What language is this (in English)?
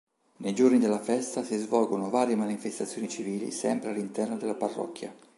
Italian